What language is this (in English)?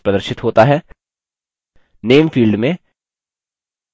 Hindi